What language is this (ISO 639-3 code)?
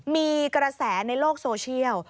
tha